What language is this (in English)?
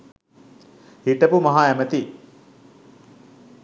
Sinhala